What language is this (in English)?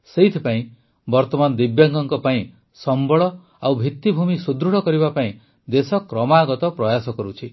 Odia